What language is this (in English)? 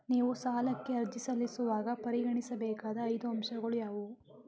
Kannada